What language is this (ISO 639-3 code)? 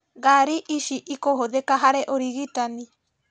kik